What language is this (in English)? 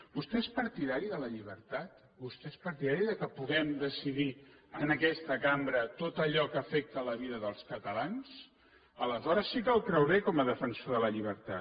Catalan